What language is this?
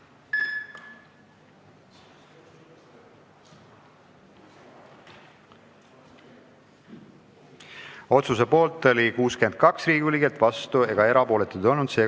Estonian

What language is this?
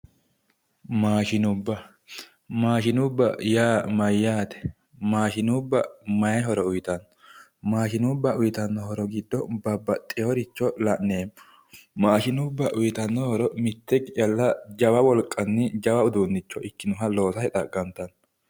Sidamo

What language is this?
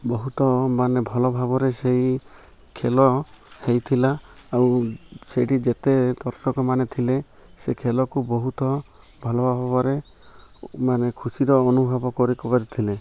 Odia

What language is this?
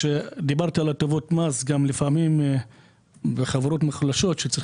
Hebrew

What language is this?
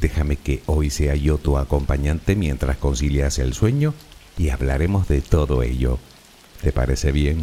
Spanish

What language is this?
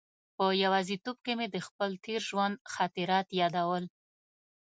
Pashto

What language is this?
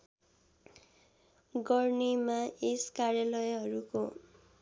Nepali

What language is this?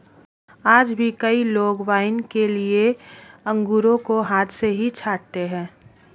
Hindi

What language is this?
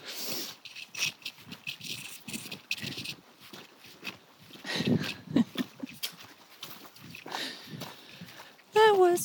Dutch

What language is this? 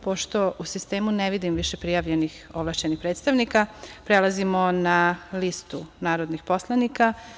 Serbian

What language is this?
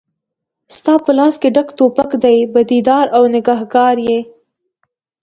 Pashto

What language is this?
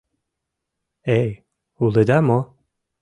Mari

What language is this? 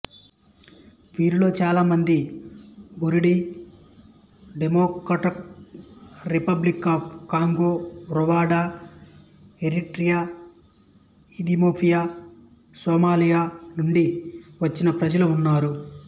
Telugu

